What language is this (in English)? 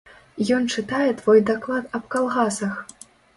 Belarusian